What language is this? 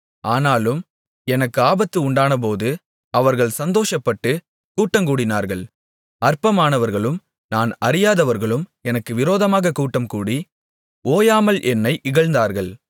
Tamil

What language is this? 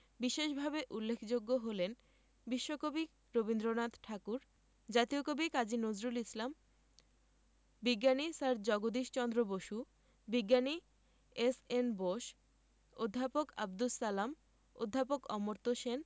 Bangla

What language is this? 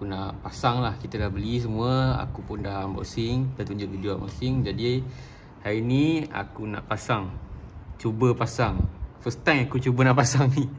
Malay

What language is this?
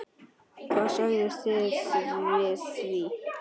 Icelandic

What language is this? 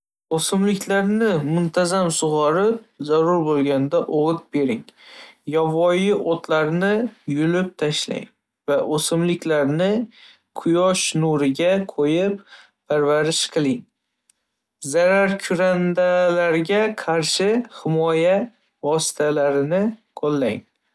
Uzbek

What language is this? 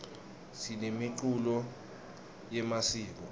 Swati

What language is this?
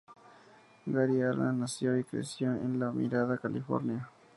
Spanish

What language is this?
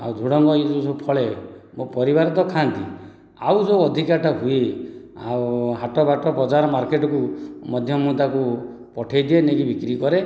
Odia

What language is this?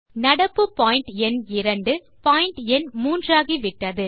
Tamil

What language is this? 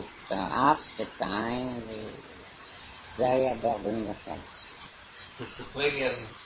Hebrew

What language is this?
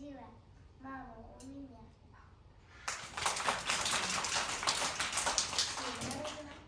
Russian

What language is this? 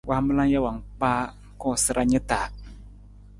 Nawdm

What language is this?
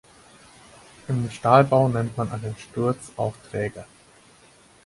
German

